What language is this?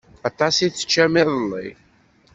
Kabyle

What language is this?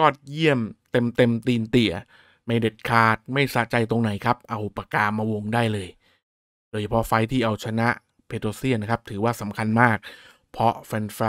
Thai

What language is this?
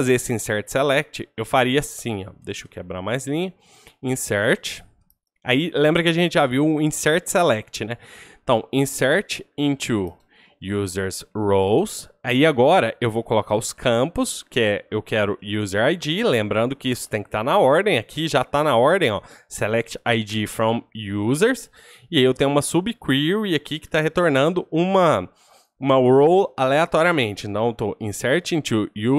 Portuguese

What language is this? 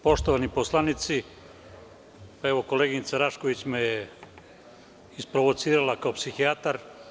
Serbian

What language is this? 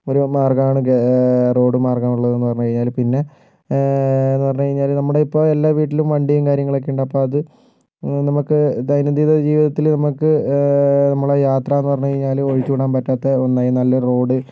Malayalam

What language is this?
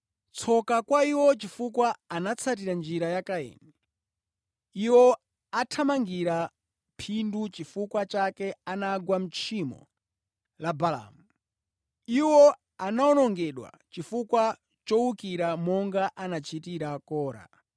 Nyanja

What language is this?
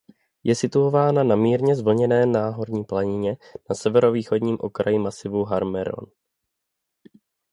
Czech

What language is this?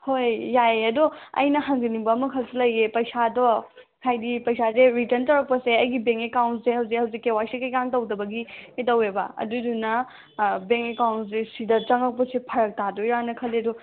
Manipuri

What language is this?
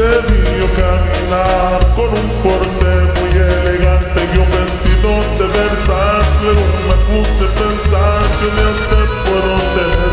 Romanian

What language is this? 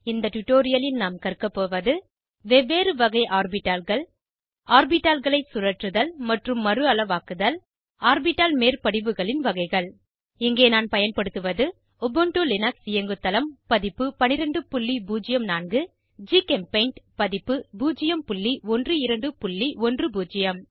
Tamil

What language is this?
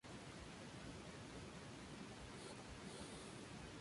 Spanish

